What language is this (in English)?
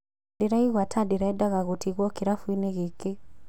Kikuyu